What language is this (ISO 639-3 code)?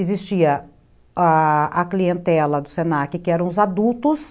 por